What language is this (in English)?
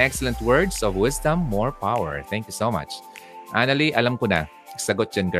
Filipino